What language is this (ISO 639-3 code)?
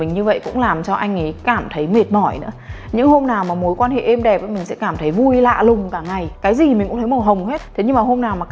vie